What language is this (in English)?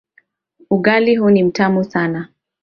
Swahili